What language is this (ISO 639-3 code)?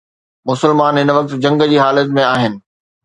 snd